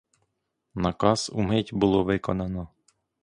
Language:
Ukrainian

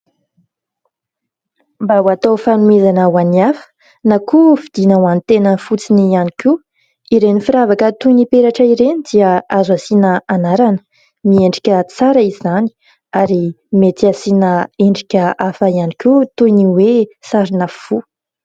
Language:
Malagasy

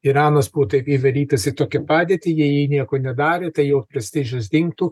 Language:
Lithuanian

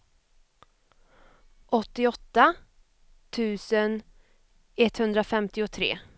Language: Swedish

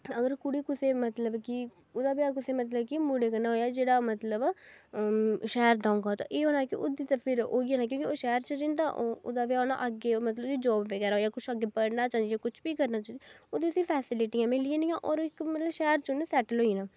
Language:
Dogri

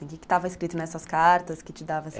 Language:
Portuguese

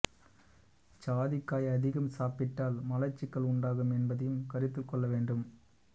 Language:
Tamil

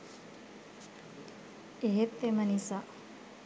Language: Sinhala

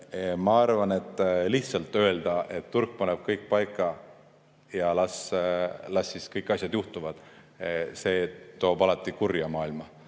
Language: Estonian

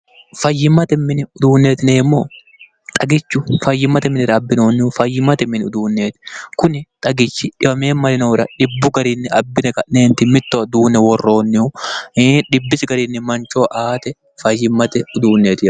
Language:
Sidamo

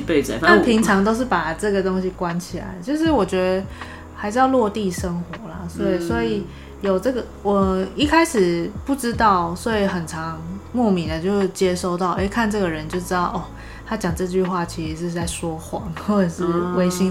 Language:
Chinese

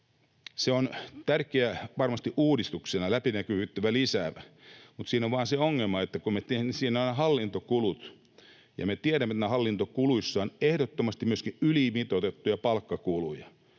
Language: Finnish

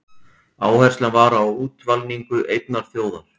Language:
Icelandic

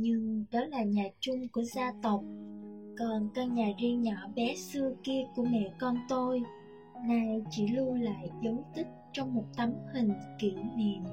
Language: Vietnamese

